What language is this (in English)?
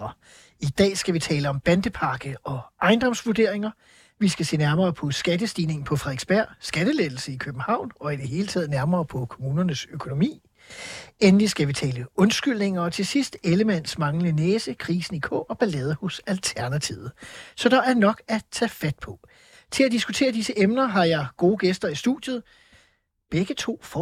Danish